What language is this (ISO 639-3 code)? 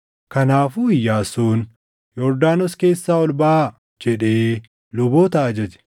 orm